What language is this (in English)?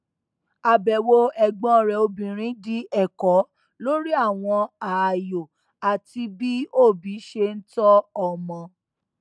Yoruba